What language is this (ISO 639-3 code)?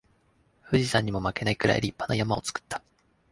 jpn